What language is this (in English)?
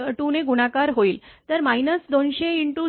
Marathi